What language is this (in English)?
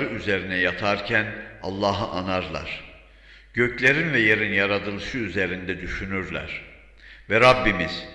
Turkish